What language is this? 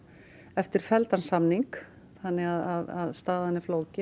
Icelandic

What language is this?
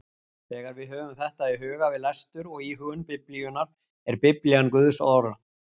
Icelandic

